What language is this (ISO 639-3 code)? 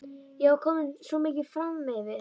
isl